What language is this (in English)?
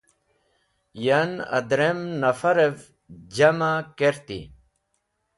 Wakhi